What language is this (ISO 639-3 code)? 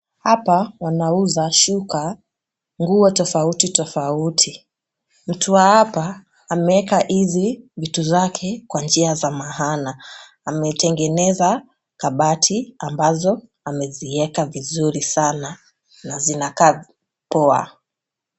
swa